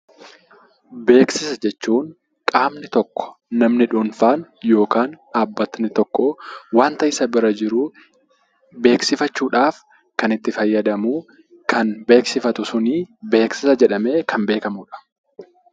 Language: Oromo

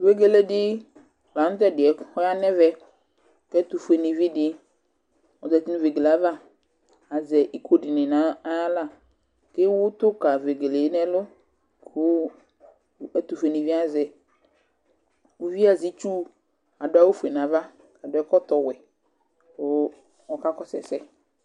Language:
Ikposo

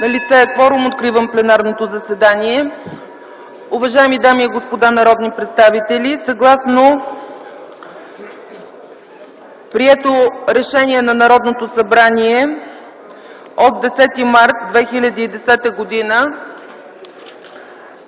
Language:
Bulgarian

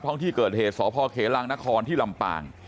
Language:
Thai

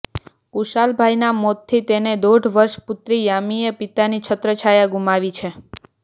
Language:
Gujarati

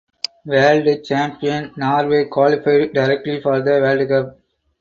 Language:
English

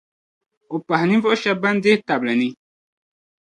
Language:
Dagbani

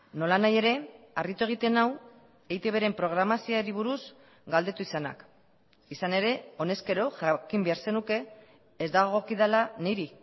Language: Basque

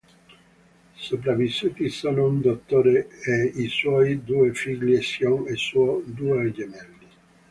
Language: Italian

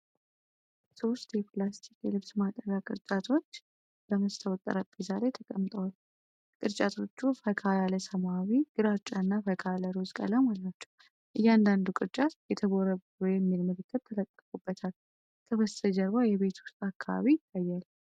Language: Amharic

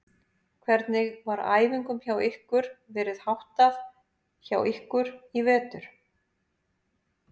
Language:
Icelandic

